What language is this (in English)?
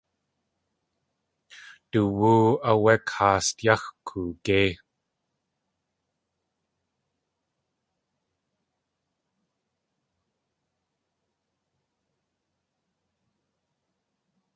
Tlingit